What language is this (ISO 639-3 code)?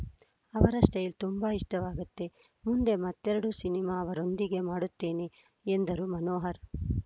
kan